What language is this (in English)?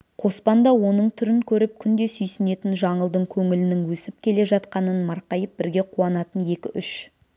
Kazakh